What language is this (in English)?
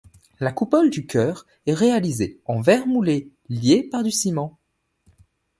French